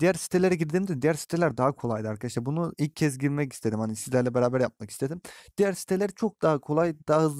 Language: Turkish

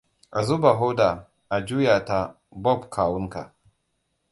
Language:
Hausa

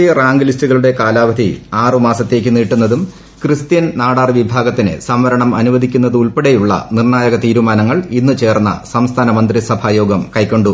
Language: Malayalam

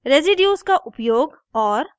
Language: Hindi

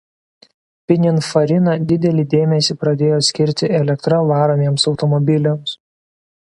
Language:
Lithuanian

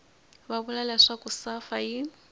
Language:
Tsonga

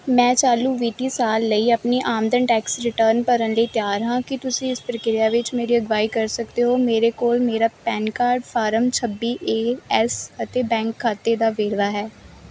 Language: Punjabi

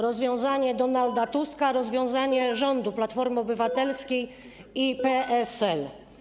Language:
Polish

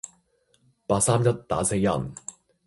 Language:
Cantonese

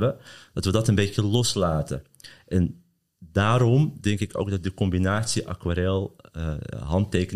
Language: Dutch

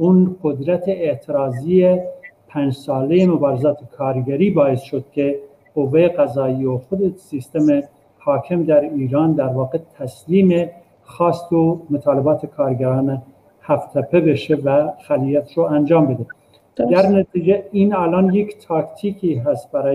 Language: Persian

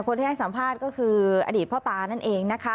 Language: Thai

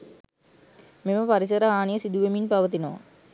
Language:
Sinhala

